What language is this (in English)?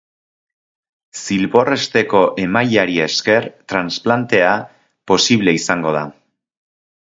Basque